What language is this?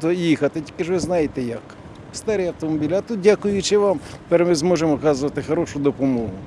Ukrainian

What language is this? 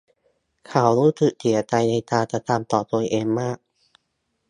Thai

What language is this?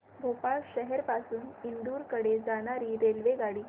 Marathi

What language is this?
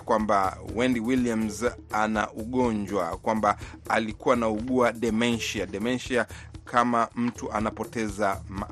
Swahili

